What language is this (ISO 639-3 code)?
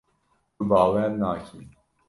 kur